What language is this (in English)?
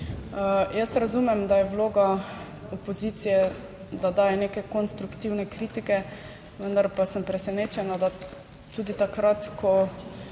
Slovenian